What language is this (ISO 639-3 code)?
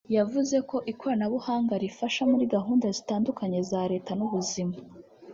kin